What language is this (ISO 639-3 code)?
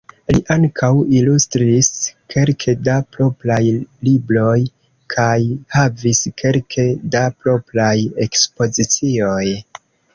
epo